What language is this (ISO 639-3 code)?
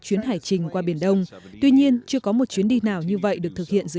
vie